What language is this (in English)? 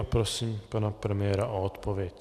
Czech